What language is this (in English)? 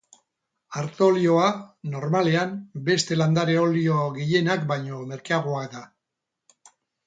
Basque